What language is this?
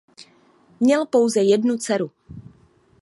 Czech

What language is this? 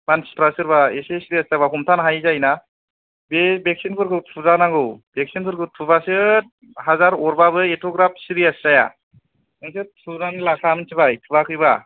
Bodo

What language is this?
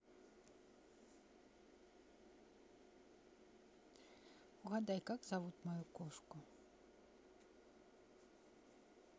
Russian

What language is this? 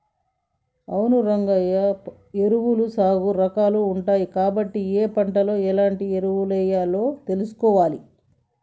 Telugu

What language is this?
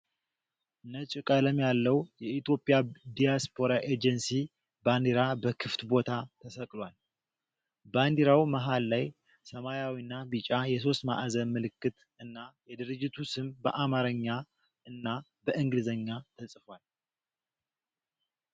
Amharic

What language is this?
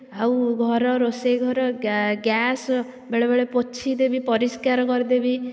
Odia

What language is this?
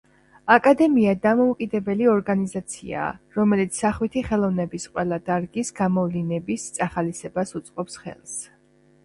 Georgian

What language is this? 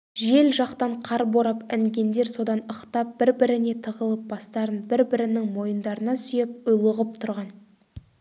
Kazakh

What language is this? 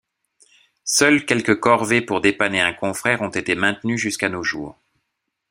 French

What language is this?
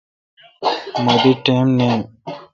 Kalkoti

